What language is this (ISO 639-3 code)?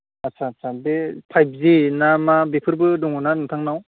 brx